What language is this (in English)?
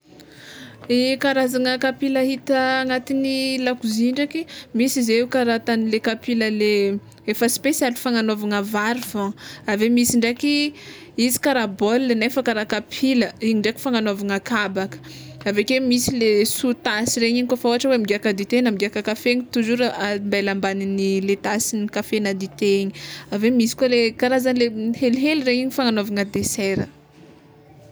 Tsimihety Malagasy